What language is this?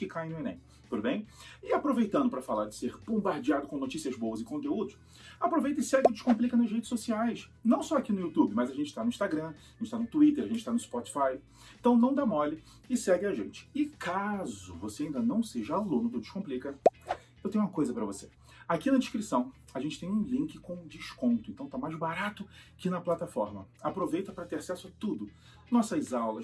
Portuguese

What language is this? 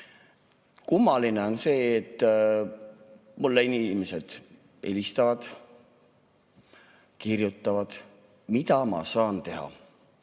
Estonian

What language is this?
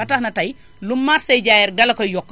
Wolof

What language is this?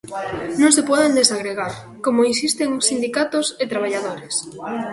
Galician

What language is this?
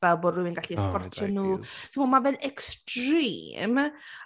Welsh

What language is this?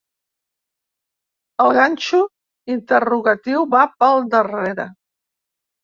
Catalan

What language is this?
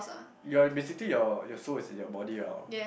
English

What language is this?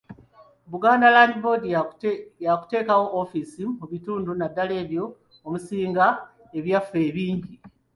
Ganda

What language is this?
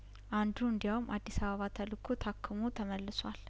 Amharic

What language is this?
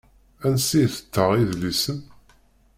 Kabyle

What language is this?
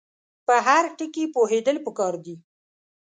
Pashto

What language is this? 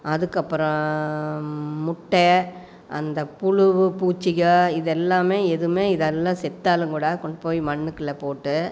Tamil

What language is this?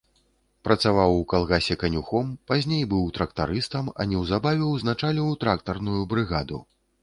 Belarusian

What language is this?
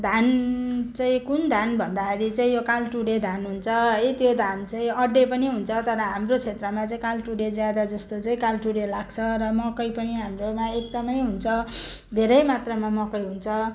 Nepali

